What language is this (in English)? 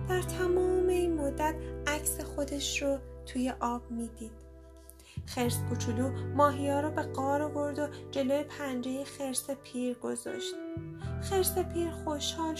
Persian